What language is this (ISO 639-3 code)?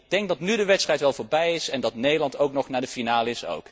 nld